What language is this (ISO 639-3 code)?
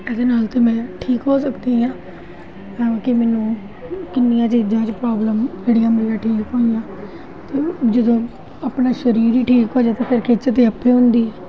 pan